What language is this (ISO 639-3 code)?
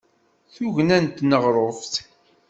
kab